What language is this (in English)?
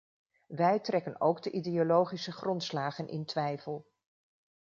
Dutch